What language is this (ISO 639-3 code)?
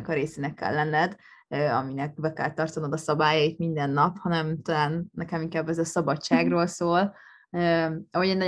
hun